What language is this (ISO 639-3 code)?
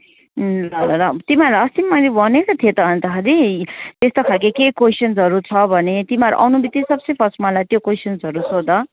nep